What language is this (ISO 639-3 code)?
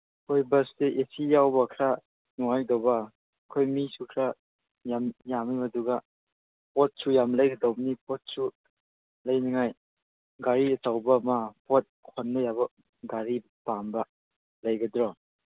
mni